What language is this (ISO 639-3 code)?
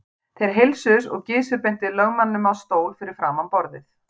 isl